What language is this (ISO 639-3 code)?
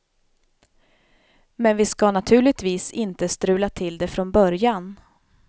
swe